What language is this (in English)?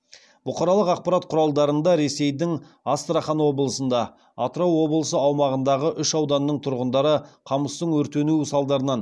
Kazakh